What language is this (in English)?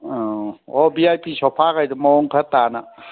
Manipuri